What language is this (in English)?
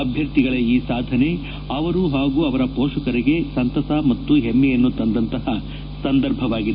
Kannada